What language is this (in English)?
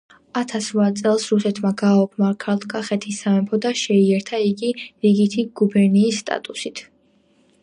Georgian